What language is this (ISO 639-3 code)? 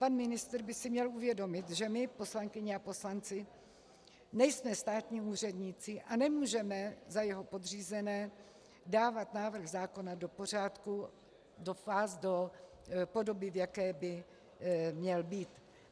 ces